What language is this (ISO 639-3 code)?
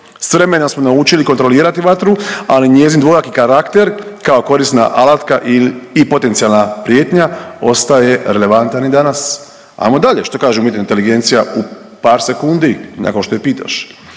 hrv